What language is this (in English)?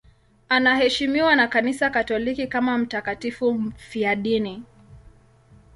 Swahili